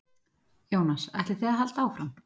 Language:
Icelandic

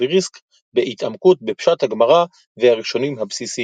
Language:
Hebrew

